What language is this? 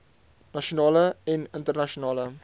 Afrikaans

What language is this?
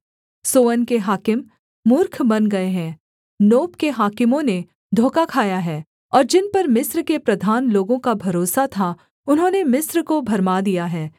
Hindi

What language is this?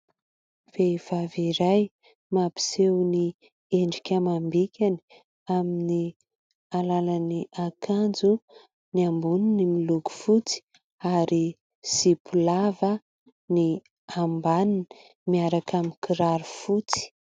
Malagasy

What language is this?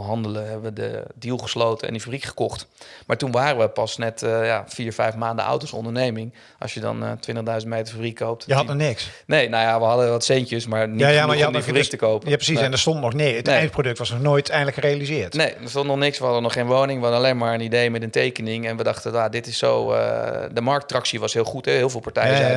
Dutch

